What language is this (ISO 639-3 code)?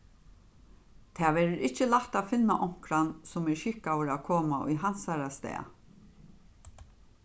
fao